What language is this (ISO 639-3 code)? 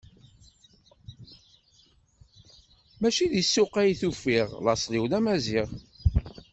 kab